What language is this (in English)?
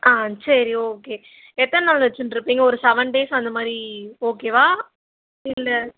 Tamil